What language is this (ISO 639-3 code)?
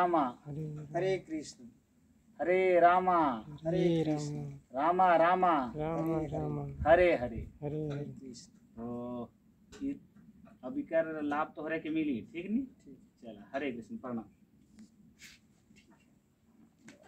hin